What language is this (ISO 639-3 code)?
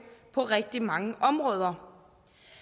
dan